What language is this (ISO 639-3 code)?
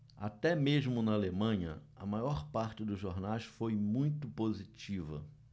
por